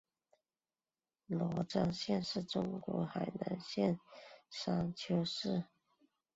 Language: Chinese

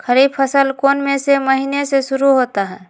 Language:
Magahi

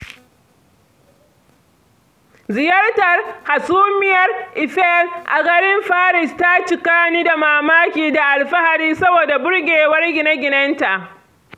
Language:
Hausa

